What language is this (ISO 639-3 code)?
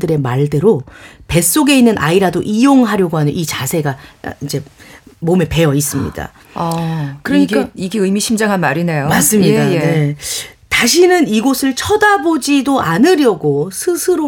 kor